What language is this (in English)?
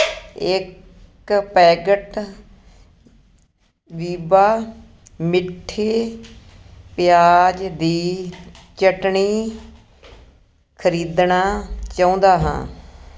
Punjabi